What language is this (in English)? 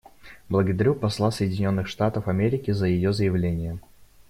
Russian